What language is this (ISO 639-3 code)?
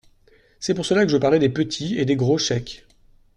fra